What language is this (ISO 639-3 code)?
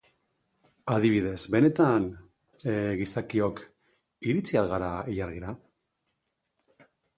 eus